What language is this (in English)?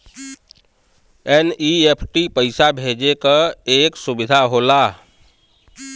Bhojpuri